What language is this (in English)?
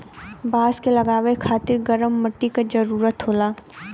Bhojpuri